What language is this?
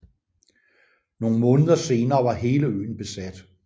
Danish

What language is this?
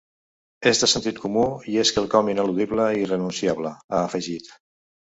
Catalan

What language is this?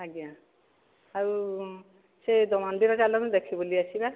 Odia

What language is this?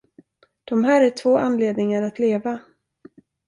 Swedish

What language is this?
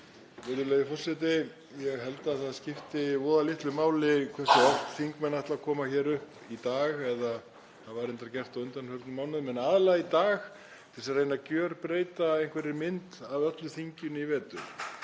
Icelandic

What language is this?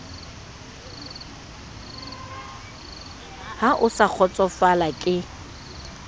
Southern Sotho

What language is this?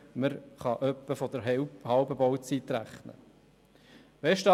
Swiss German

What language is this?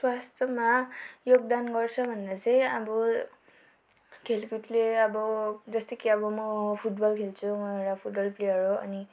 Nepali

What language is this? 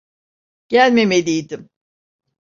Turkish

